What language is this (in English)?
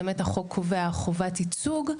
Hebrew